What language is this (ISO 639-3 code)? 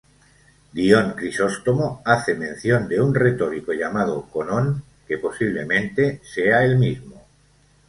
spa